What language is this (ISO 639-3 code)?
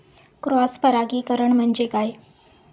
mar